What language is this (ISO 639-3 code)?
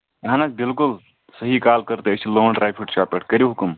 kas